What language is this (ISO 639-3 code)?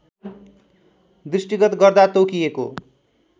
nep